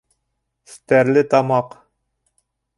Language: Bashkir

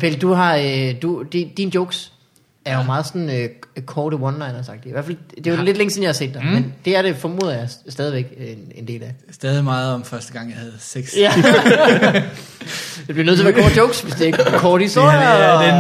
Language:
Danish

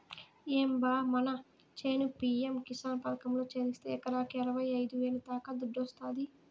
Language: Telugu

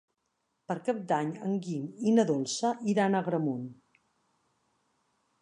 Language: Catalan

